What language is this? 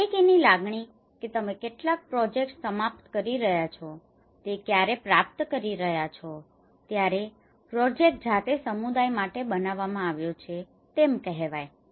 Gujarati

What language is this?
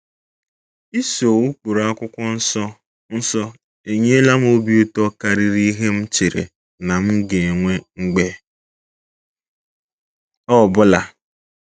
Igbo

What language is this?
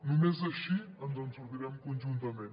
Catalan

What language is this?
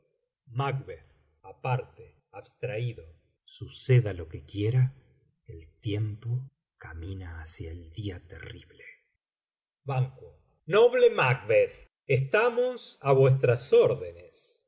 Spanish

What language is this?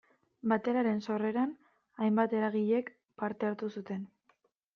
Basque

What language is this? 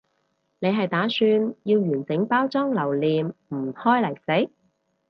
Cantonese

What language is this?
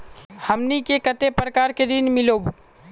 Magahi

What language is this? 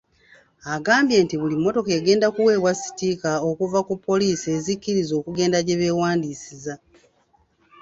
Ganda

